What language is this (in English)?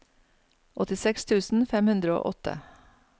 Norwegian